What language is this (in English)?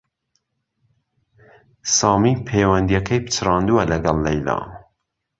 Central Kurdish